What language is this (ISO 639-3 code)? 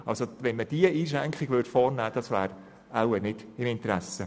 gsw